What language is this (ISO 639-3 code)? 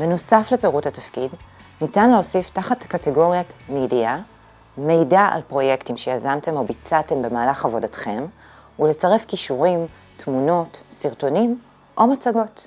heb